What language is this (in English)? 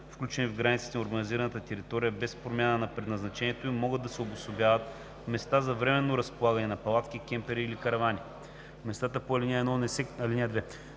Bulgarian